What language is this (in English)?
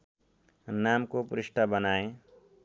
Nepali